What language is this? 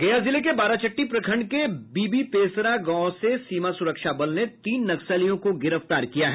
Hindi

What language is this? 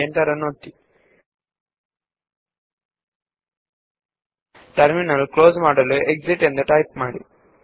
Kannada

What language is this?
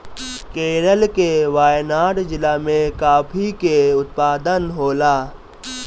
Bhojpuri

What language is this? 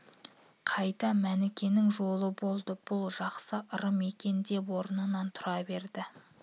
Kazakh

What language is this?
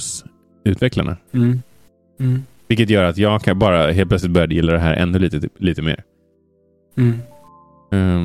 Swedish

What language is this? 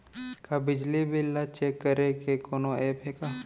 Chhattisgarhi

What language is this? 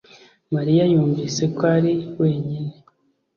Kinyarwanda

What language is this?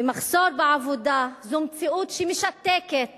Hebrew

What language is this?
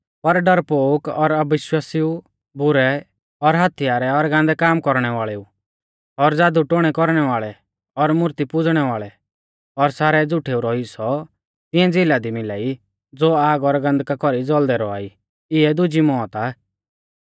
Mahasu Pahari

